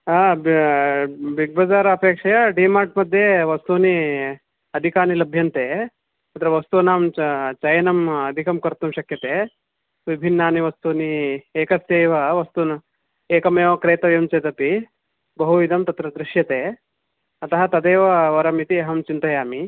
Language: Sanskrit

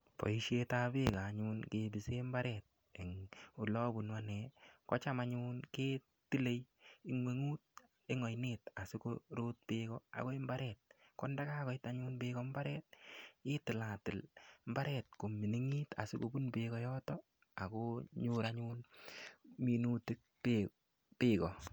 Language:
Kalenjin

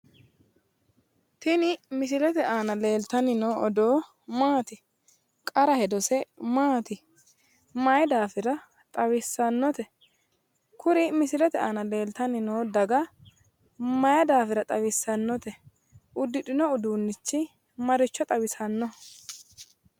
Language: Sidamo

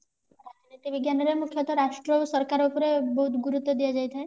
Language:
Odia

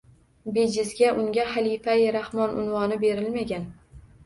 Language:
Uzbek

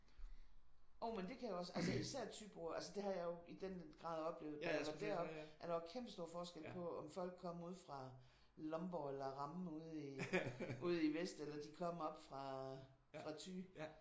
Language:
Danish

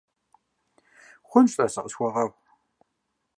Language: Kabardian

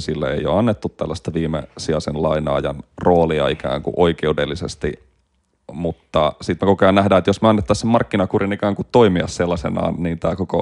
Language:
Finnish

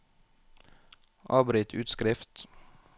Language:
Norwegian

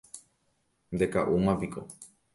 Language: Guarani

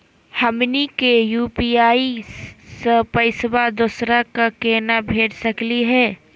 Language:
Magahi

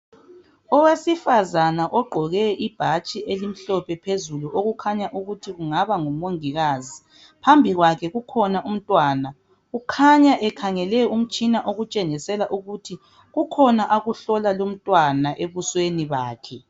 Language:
North Ndebele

